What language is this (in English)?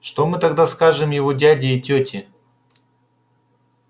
Russian